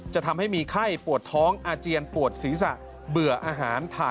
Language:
Thai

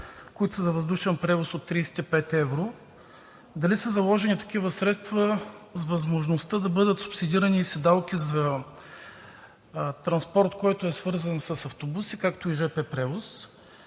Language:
Bulgarian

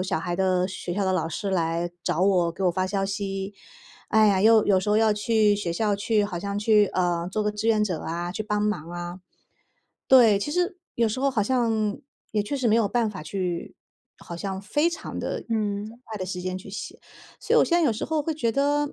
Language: Chinese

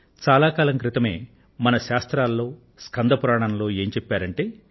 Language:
Telugu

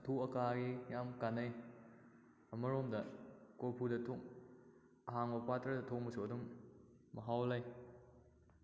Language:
Manipuri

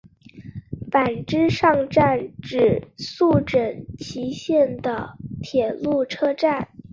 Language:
Chinese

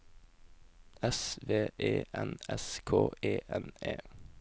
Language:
Norwegian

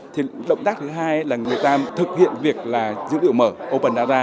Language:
Vietnamese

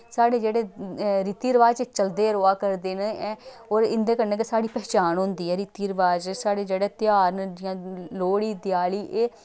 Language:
Dogri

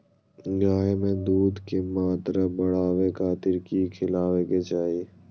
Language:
Magahi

